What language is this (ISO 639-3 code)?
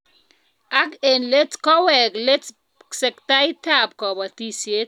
kln